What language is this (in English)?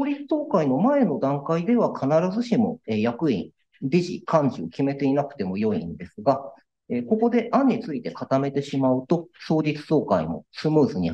Japanese